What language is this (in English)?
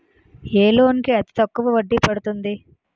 Telugu